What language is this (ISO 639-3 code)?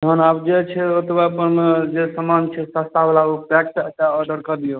mai